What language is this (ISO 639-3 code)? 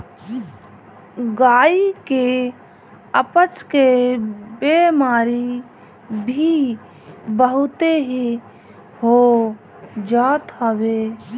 bho